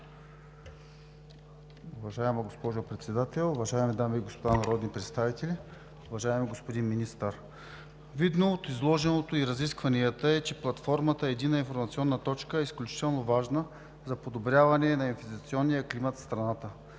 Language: Bulgarian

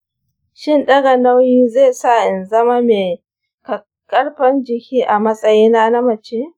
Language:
Hausa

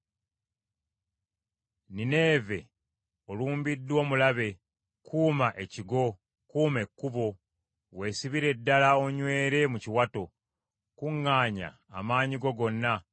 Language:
Ganda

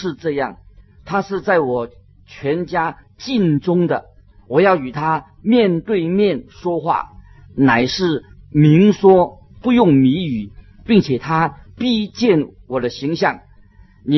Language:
Chinese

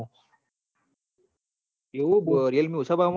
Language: Gujarati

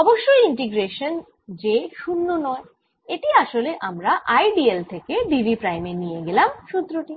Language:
Bangla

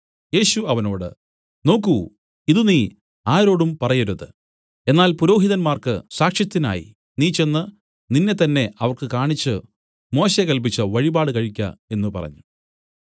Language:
Malayalam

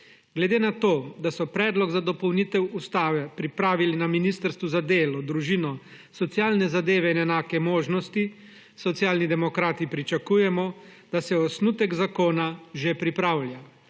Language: Slovenian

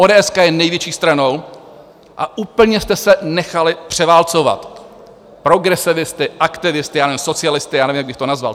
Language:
Czech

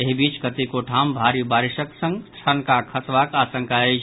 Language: Maithili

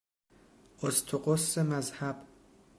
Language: Persian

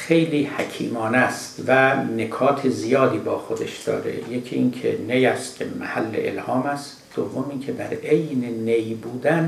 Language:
Persian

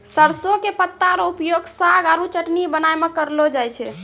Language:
Maithili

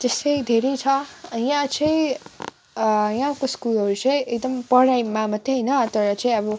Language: Nepali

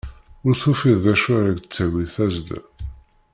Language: Kabyle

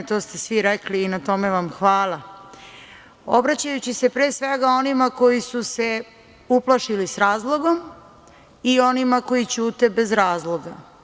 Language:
Serbian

